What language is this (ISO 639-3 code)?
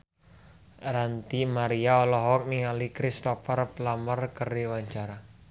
sun